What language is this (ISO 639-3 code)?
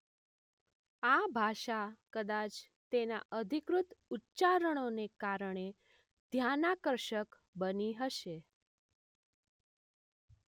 guj